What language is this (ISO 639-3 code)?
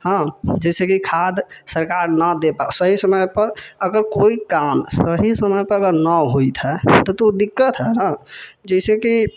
mai